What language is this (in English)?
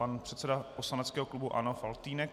Czech